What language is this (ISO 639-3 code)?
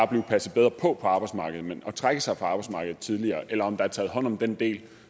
dan